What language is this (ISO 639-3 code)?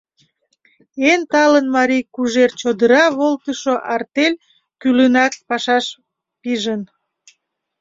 chm